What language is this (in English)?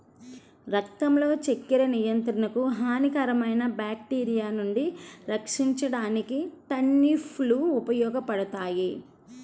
Telugu